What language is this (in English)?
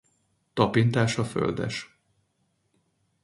Hungarian